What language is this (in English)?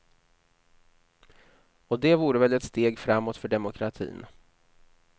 Swedish